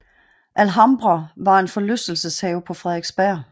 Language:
Danish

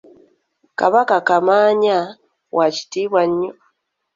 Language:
Ganda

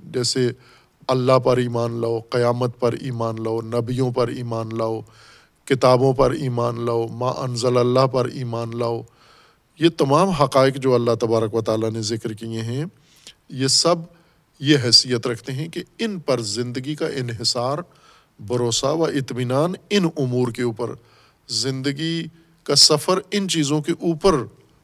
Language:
Urdu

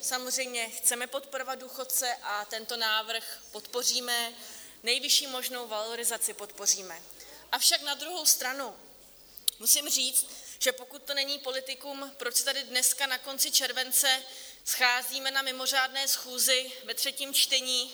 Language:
Czech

